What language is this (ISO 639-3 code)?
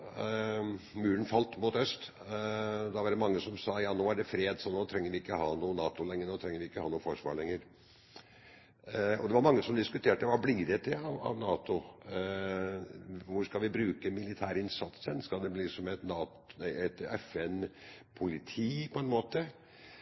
nob